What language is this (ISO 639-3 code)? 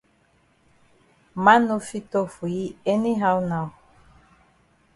wes